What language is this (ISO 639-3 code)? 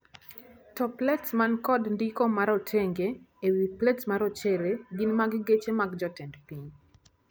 luo